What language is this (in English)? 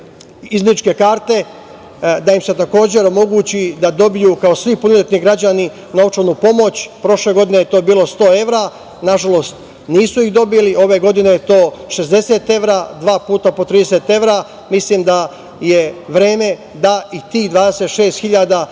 Serbian